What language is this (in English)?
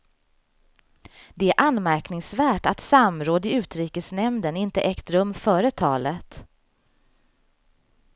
Swedish